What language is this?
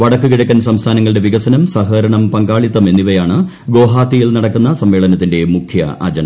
Malayalam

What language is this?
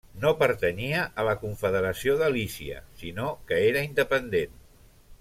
Catalan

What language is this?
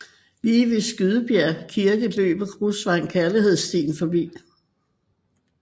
Danish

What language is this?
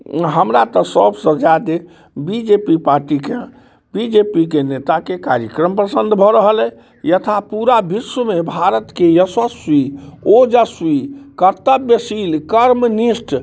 Maithili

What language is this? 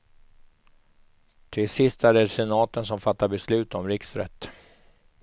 Swedish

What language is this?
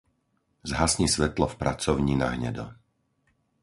Slovak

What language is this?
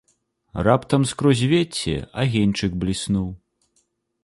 Belarusian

